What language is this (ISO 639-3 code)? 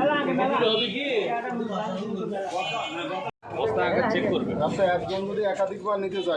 tur